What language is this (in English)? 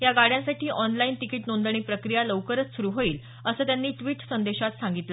Marathi